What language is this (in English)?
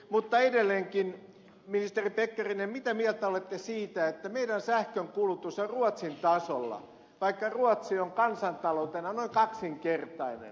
Finnish